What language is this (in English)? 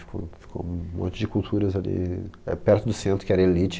Portuguese